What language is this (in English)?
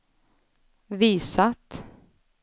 Swedish